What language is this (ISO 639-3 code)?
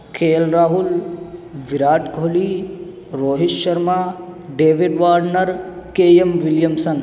urd